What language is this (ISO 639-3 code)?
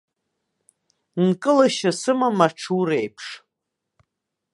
abk